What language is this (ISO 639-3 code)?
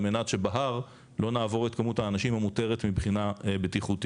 heb